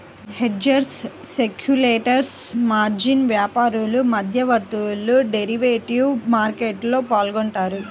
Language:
Telugu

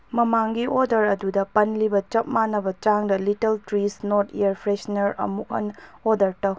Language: Manipuri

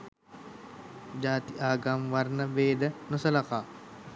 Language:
Sinhala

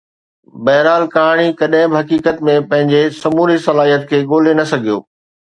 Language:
Sindhi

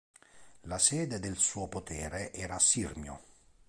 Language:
Italian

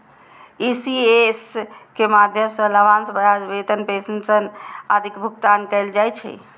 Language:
Maithili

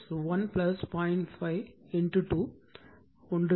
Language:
Tamil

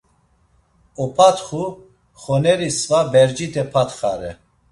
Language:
Laz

